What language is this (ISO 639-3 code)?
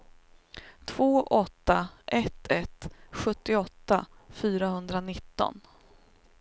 swe